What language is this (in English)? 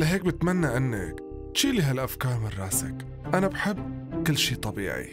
Arabic